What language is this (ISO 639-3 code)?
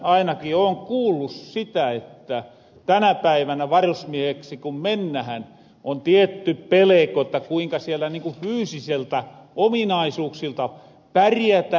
fin